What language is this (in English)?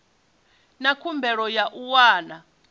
Venda